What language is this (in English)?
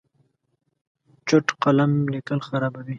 Pashto